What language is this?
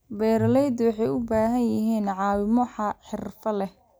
Somali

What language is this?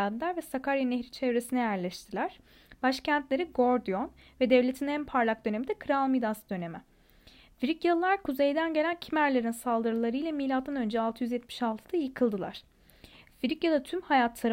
Turkish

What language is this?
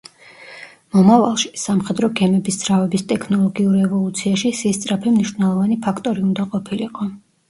Georgian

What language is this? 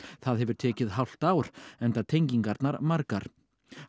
Icelandic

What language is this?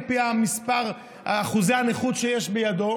Hebrew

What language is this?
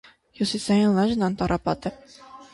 Armenian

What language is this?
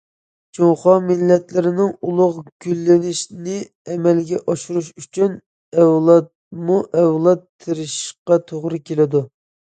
Uyghur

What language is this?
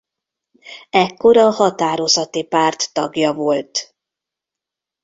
Hungarian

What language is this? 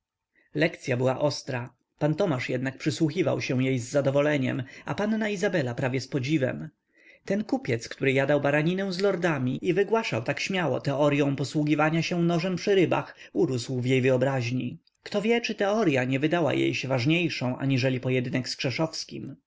Polish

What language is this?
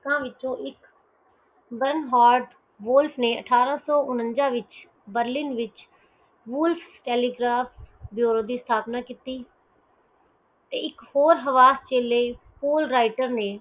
Punjabi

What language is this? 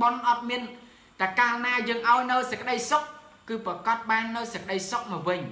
Vietnamese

